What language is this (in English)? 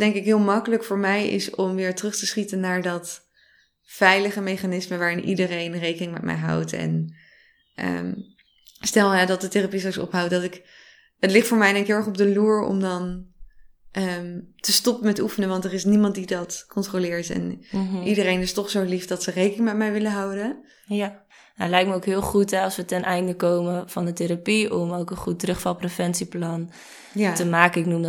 Dutch